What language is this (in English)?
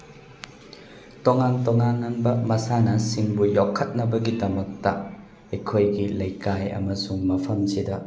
Manipuri